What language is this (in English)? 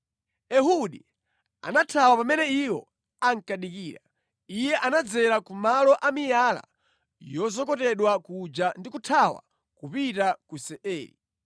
Nyanja